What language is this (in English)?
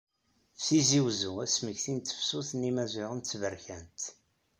Kabyle